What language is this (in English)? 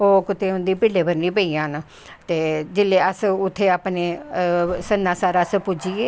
Dogri